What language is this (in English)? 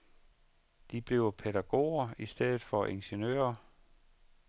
Danish